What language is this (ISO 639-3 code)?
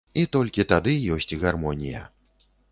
bel